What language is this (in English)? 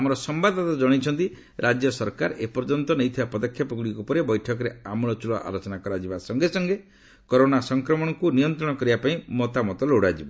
Odia